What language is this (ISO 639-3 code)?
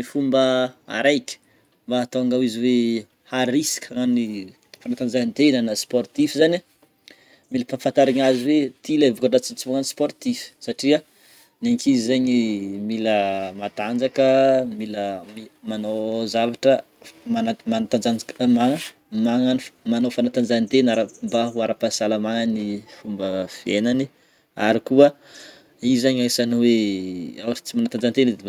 bmm